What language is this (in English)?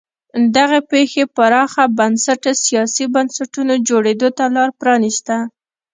Pashto